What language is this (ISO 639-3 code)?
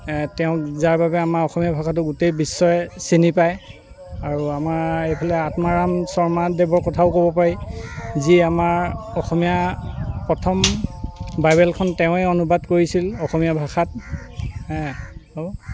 asm